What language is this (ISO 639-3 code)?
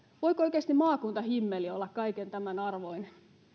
fin